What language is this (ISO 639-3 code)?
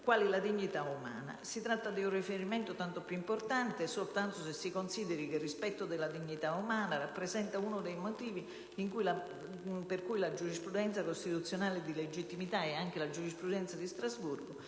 ita